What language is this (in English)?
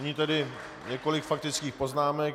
Czech